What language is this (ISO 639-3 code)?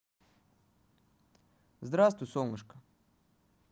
rus